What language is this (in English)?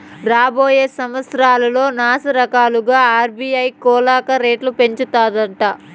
Telugu